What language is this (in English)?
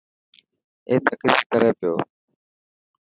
Dhatki